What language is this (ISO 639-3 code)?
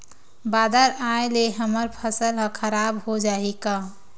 hne